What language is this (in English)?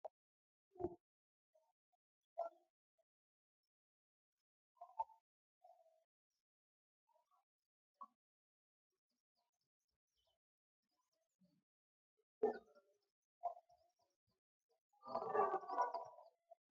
Tigrinya